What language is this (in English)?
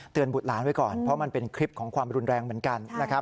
Thai